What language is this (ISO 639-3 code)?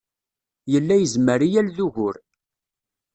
kab